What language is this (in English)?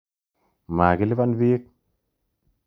Kalenjin